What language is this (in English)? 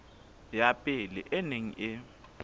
Southern Sotho